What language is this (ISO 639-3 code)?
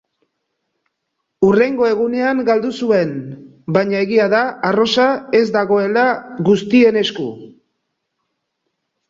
eus